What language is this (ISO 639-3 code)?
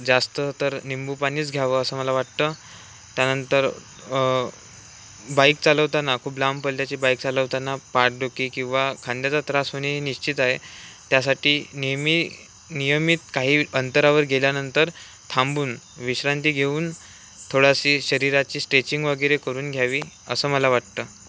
mar